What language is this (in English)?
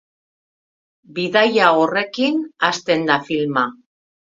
Basque